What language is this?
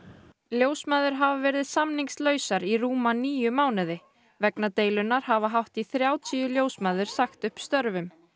Icelandic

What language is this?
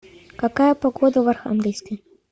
Russian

